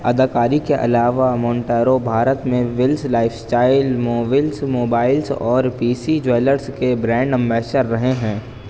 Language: Urdu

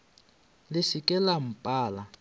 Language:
Northern Sotho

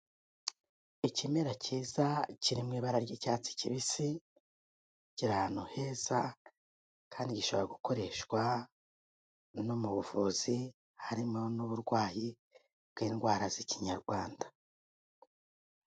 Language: Kinyarwanda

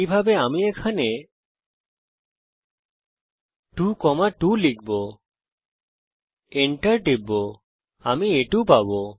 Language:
Bangla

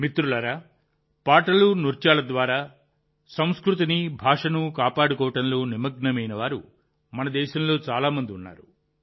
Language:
Telugu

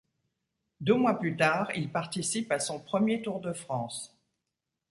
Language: French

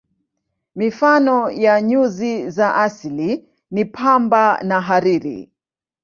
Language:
Swahili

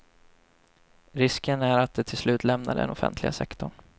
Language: Swedish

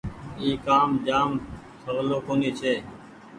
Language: Goaria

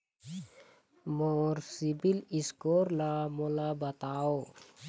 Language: Chhattisgarhi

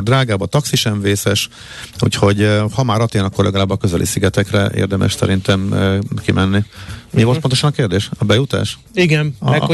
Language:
Hungarian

